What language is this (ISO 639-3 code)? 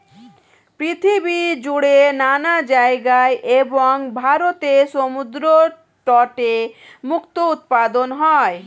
ben